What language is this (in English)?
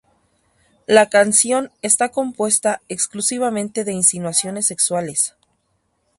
Spanish